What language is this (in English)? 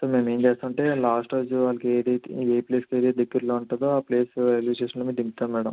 Telugu